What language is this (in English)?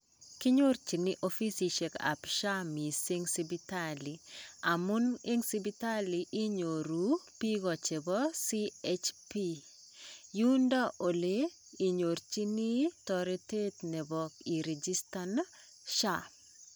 Kalenjin